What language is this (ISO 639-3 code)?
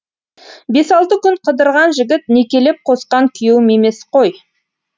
kaz